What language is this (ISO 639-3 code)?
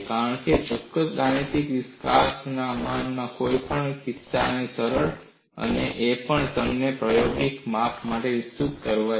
guj